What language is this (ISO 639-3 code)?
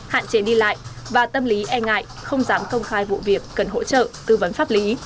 vie